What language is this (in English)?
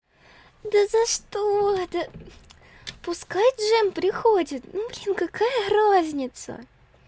Russian